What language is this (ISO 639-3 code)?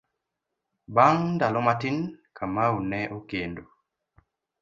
luo